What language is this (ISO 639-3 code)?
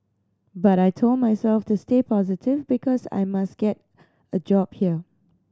eng